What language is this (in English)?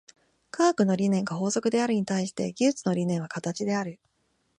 Japanese